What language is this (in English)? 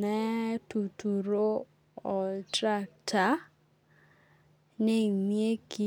Masai